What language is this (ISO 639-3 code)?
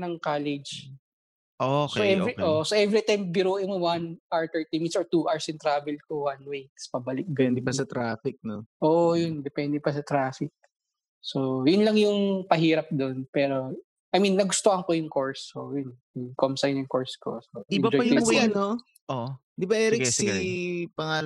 fil